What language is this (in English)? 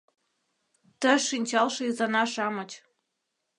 Mari